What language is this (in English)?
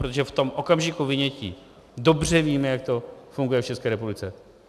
Czech